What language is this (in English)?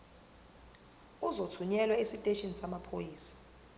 Zulu